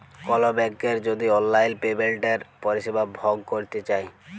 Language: Bangla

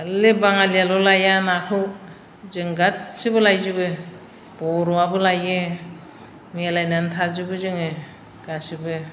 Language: Bodo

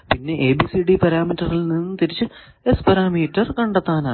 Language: Malayalam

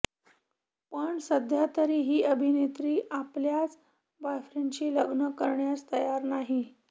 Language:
Marathi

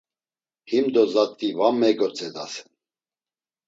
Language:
Laz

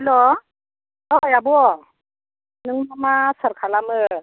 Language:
Bodo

